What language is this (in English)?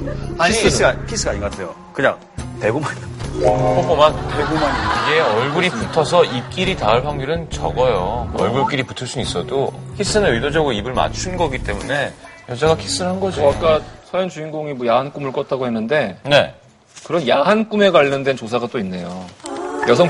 Korean